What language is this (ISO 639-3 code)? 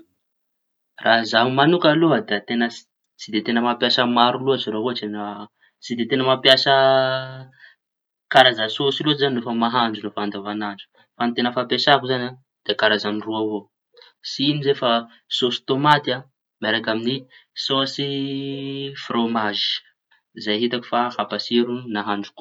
txy